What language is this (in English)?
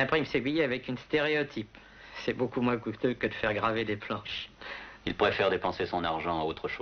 French